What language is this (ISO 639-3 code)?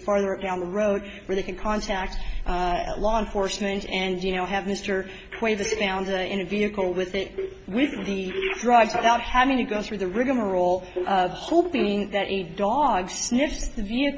eng